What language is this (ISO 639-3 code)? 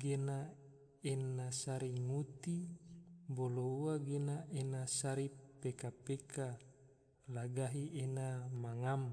tvo